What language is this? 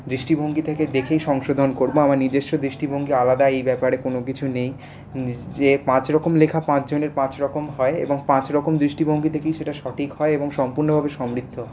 Bangla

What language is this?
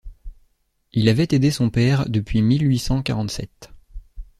French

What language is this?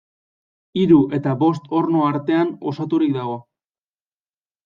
Basque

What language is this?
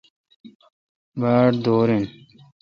Kalkoti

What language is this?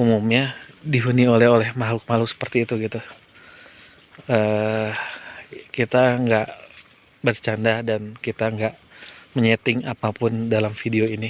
Indonesian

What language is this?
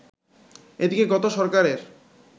Bangla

